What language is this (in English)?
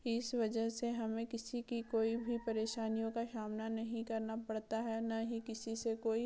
Hindi